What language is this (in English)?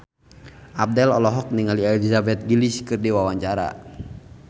Sundanese